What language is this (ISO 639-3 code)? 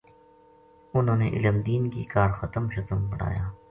gju